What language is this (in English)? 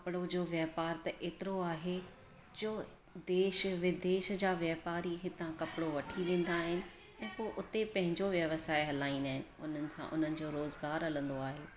Sindhi